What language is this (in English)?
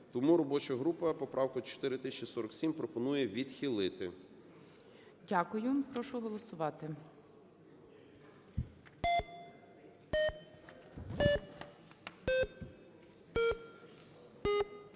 Ukrainian